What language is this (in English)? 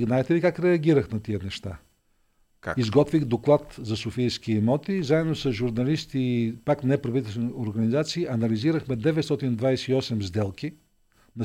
Bulgarian